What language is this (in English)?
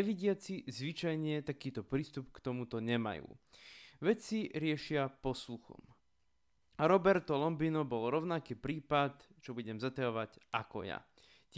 Slovak